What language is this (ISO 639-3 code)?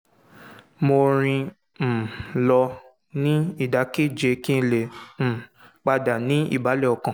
yor